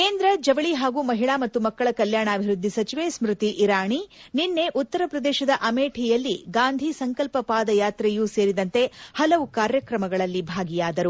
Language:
Kannada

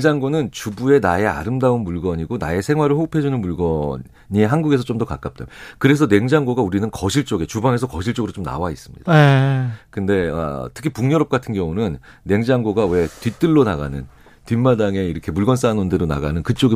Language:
Korean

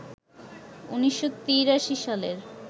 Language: Bangla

